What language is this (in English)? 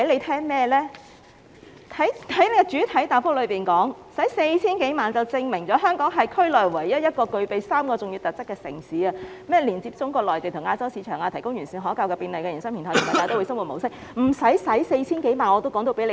Cantonese